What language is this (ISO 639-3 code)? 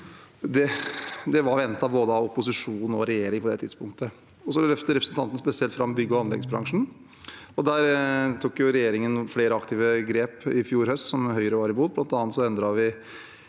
nor